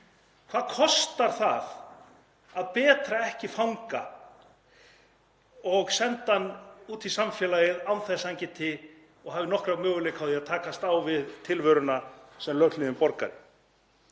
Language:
Icelandic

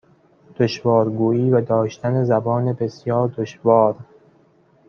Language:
Persian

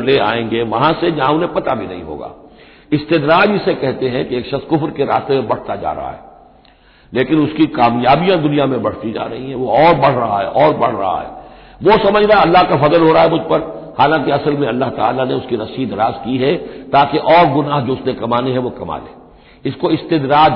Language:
Hindi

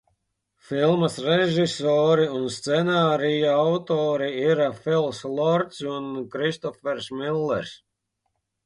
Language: Latvian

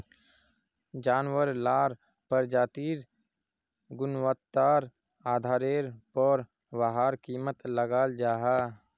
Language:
Magahi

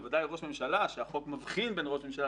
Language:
Hebrew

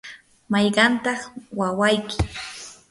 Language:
Yanahuanca Pasco Quechua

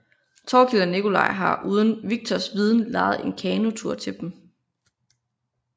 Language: Danish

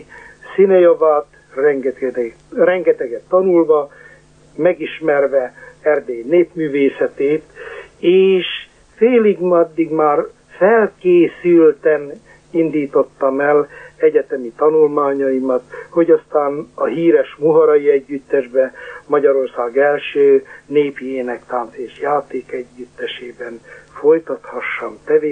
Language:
Hungarian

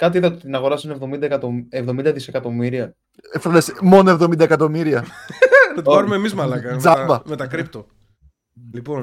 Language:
Greek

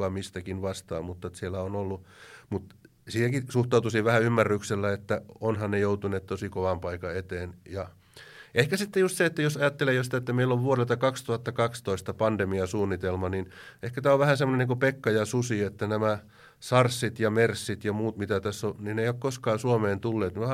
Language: Finnish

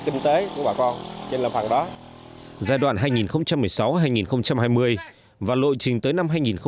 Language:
Vietnamese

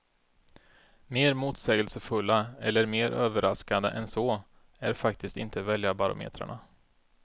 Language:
Swedish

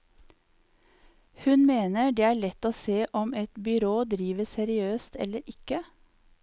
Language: Norwegian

